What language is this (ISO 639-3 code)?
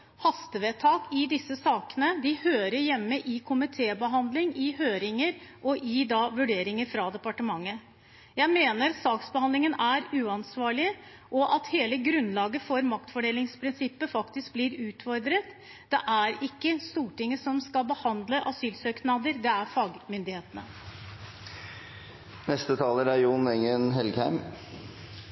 nob